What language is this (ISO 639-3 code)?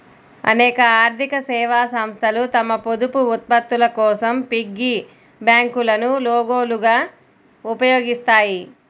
tel